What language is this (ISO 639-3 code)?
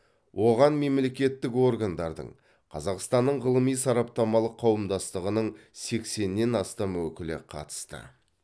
kaz